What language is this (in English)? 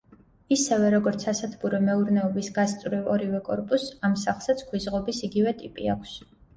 Georgian